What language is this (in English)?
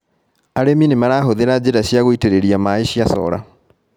Kikuyu